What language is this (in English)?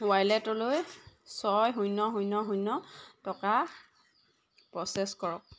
Assamese